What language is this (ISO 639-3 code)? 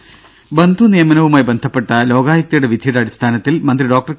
mal